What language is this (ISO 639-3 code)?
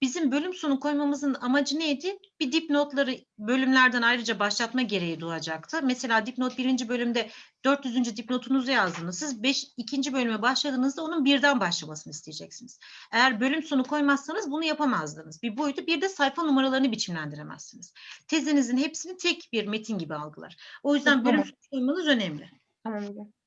tur